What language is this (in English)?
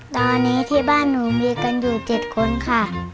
Thai